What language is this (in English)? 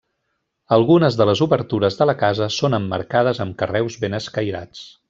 Catalan